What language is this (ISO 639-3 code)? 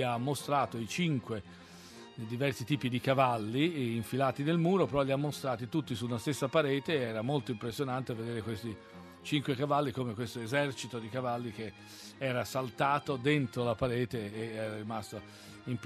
ita